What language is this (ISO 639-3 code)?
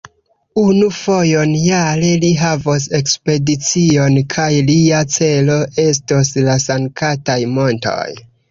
epo